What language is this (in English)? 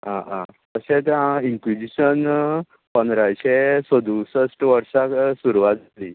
Konkani